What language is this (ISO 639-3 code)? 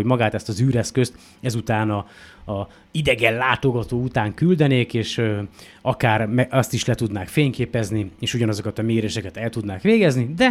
hun